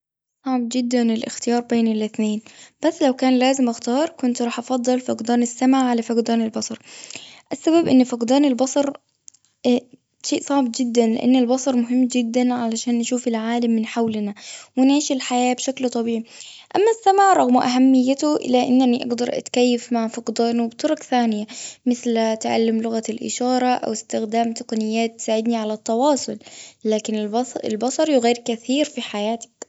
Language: Gulf Arabic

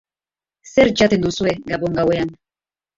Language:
Basque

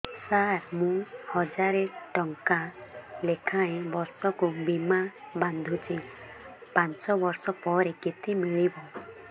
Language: Odia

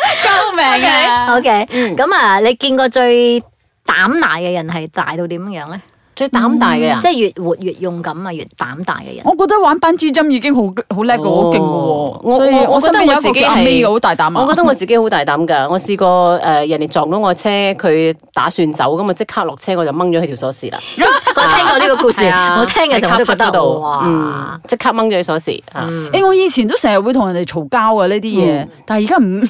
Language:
Chinese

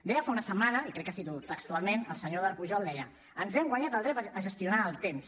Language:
Catalan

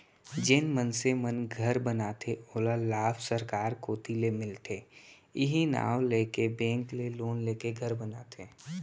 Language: Chhattisgarhi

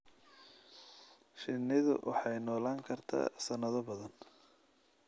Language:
Somali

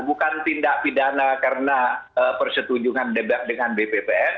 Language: Indonesian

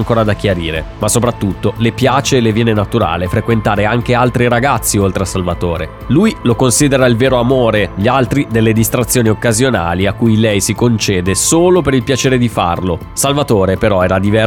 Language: Italian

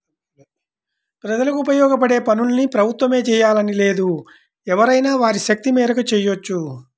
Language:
Telugu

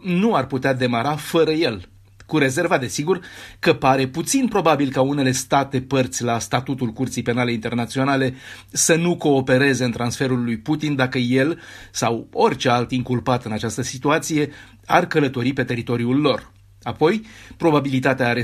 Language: Romanian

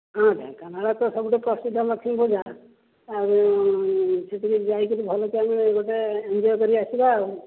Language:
Odia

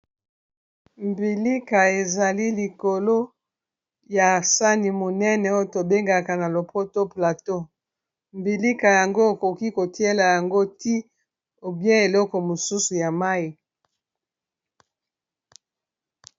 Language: Lingala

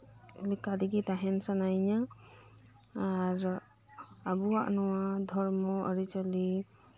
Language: Santali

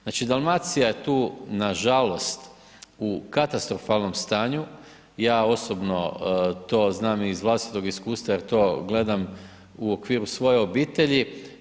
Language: Croatian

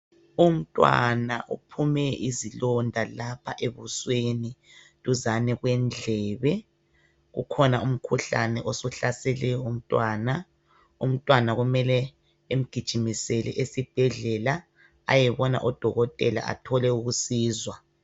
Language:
North Ndebele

